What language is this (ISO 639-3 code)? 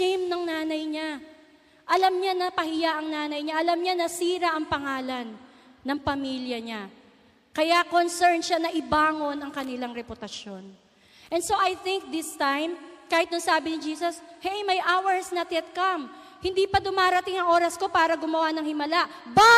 fil